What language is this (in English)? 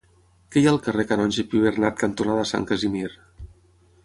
Catalan